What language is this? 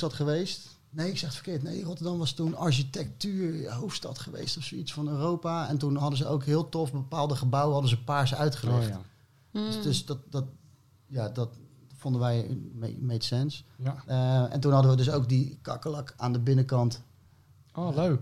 Dutch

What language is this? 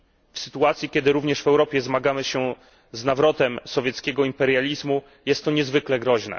Polish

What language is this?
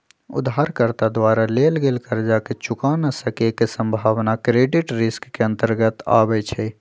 Magahi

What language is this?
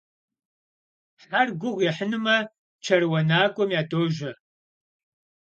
Kabardian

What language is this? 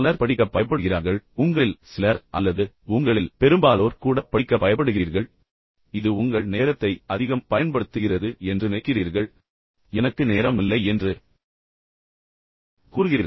Tamil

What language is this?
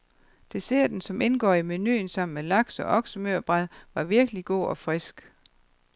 Danish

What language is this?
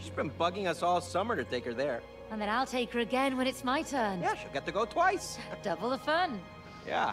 German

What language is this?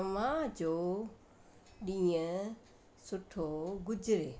Sindhi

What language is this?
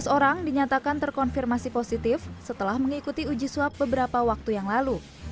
Indonesian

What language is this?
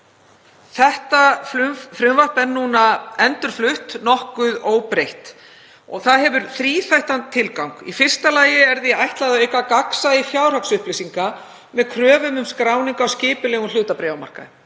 Icelandic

